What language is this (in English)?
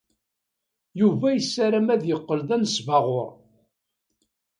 Kabyle